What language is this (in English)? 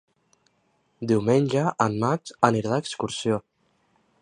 Catalan